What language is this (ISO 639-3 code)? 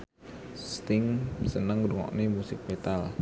jav